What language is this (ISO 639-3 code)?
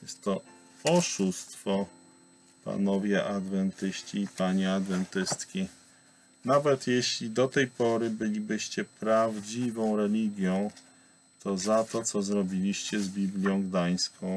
pol